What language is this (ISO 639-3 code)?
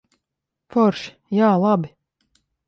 lav